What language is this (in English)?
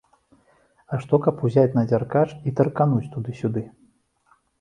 Belarusian